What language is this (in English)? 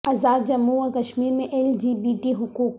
Urdu